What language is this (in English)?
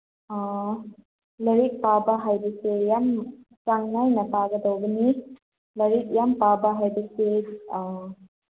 Manipuri